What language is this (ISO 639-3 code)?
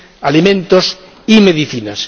spa